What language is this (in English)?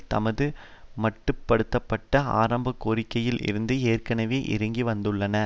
Tamil